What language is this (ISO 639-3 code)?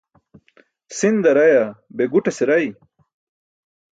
bsk